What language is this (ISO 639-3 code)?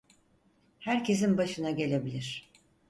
tur